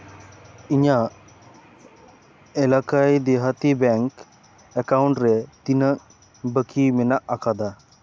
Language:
Santali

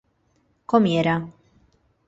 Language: Spanish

